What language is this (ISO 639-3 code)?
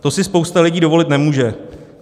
ces